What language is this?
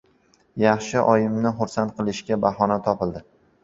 Uzbek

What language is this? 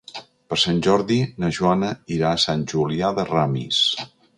Catalan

